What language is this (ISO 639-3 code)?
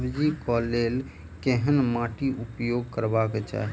mai